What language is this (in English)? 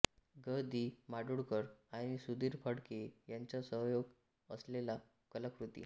Marathi